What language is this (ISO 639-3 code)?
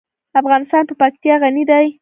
pus